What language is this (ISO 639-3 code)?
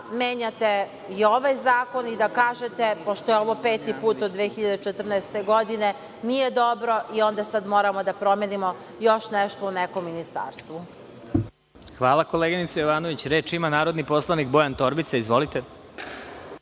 srp